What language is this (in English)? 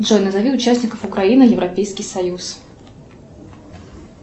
Russian